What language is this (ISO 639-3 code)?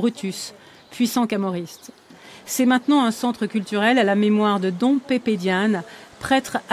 fra